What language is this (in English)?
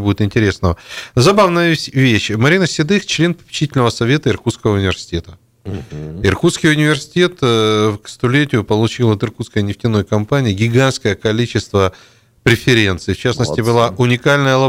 Russian